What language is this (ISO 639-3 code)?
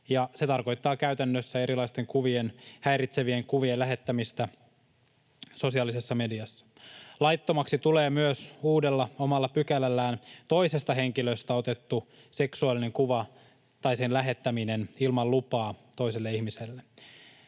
fin